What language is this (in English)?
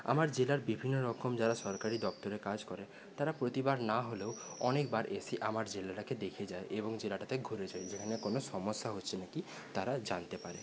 Bangla